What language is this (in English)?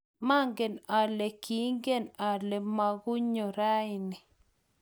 Kalenjin